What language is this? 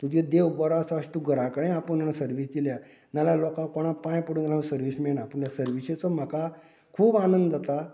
Konkani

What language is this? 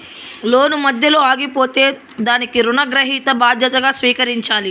Telugu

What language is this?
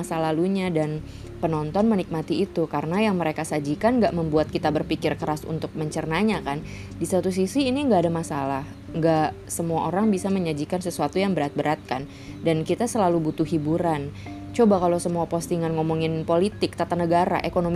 Indonesian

